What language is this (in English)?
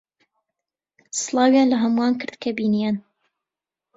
Central Kurdish